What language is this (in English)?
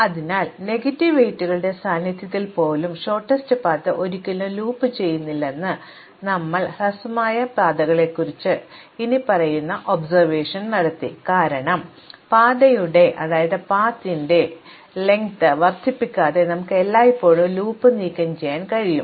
Malayalam